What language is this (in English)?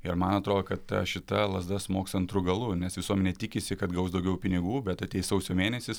Lithuanian